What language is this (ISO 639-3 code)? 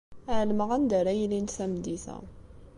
kab